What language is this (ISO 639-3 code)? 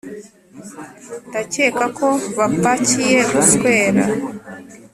kin